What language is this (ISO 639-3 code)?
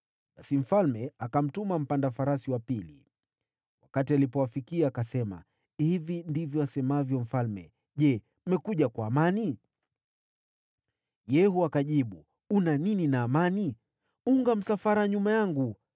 swa